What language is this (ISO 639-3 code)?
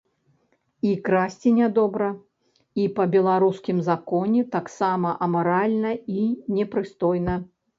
bel